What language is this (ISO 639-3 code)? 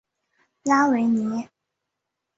zho